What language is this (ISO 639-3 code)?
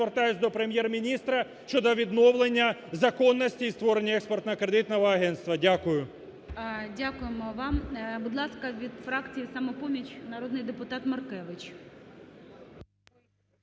ukr